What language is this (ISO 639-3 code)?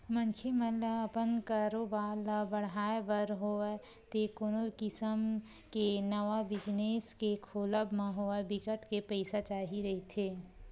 hne